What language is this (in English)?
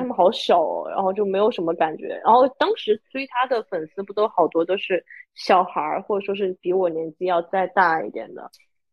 Chinese